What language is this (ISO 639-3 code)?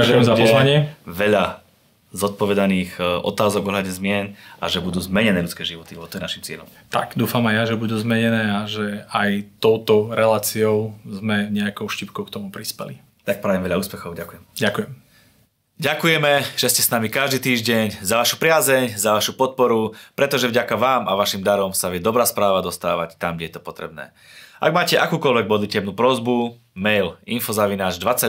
slk